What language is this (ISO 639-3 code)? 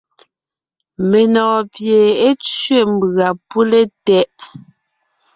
nnh